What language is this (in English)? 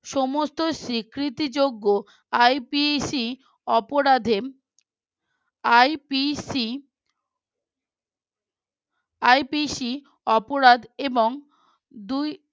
Bangla